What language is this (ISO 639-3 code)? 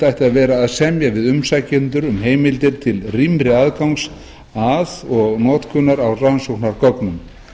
isl